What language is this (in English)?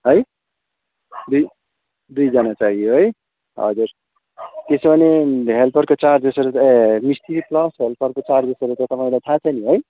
Nepali